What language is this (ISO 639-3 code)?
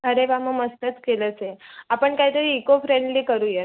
mar